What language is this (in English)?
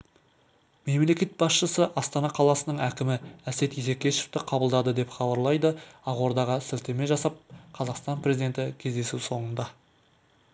Kazakh